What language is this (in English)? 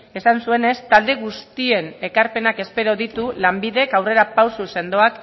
Basque